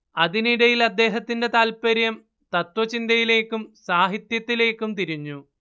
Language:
Malayalam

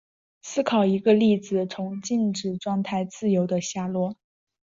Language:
Chinese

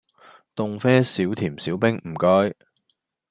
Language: Cantonese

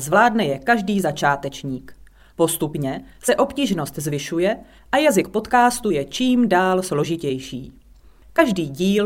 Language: Czech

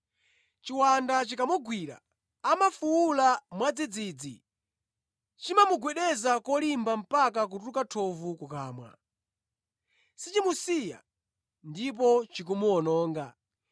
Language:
Nyanja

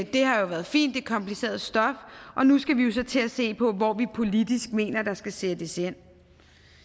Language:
Danish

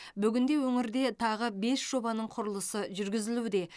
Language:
Kazakh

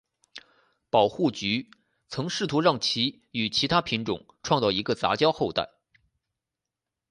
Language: Chinese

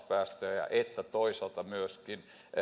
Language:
Finnish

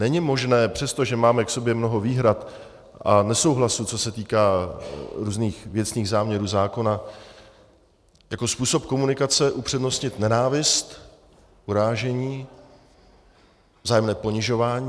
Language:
Czech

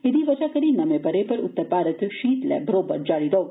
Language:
Dogri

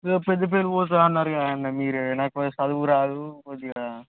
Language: Telugu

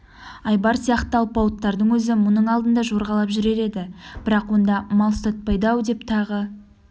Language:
Kazakh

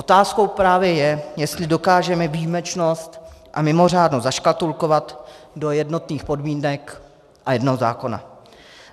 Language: Czech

